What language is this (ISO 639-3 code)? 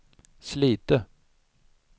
swe